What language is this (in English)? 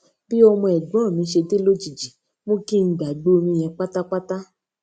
Yoruba